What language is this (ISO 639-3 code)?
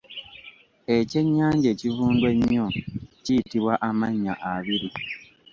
lug